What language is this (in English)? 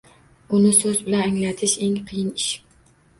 Uzbek